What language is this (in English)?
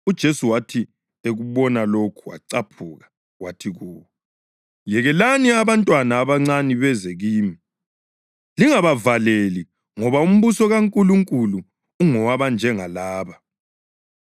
North Ndebele